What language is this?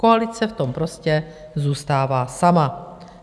Czech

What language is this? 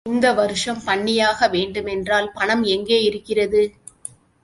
Tamil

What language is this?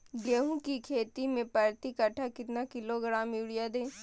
Magahi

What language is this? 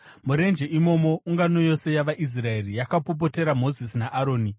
Shona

